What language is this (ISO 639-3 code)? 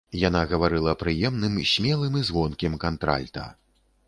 bel